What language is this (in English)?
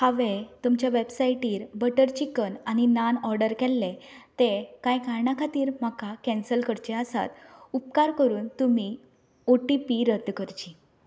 Konkani